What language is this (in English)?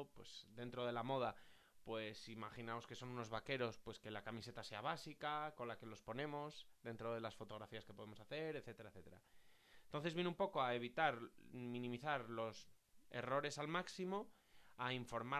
Spanish